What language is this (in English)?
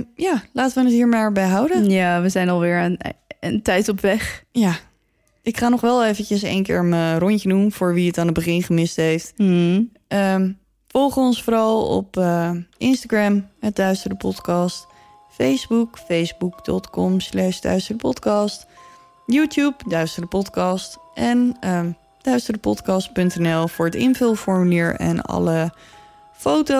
Dutch